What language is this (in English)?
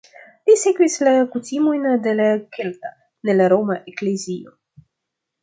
Esperanto